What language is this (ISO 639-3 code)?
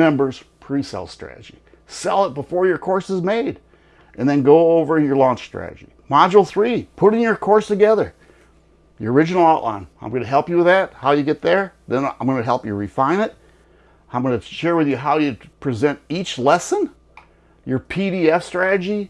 eng